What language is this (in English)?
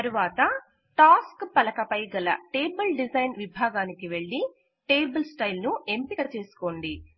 Telugu